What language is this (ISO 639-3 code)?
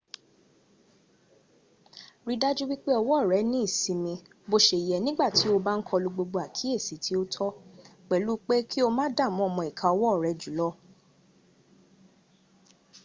yor